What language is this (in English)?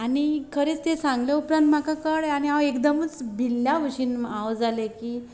Konkani